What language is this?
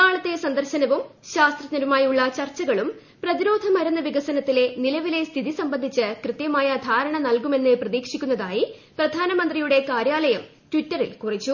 Malayalam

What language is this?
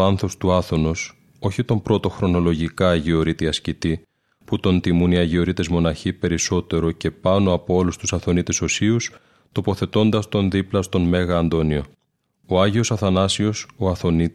Greek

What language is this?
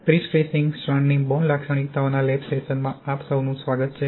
Gujarati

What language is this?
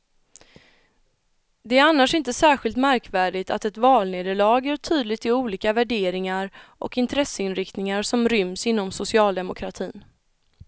Swedish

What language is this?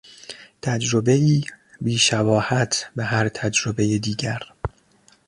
Persian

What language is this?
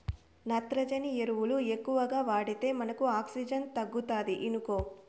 Telugu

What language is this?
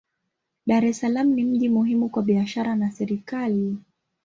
Swahili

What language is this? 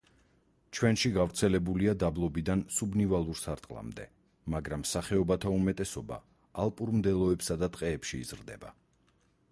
Georgian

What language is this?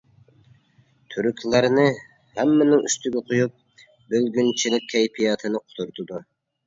Uyghur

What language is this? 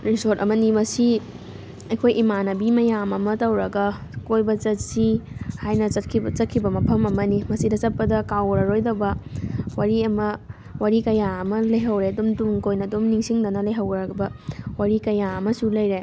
Manipuri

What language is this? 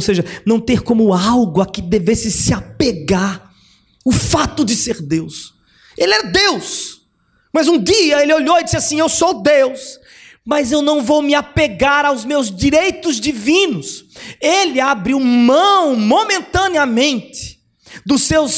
Portuguese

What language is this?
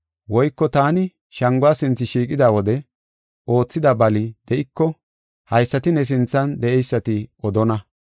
Gofa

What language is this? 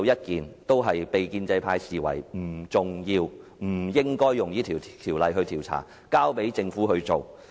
Cantonese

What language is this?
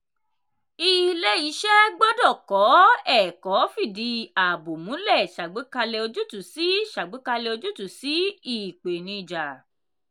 Yoruba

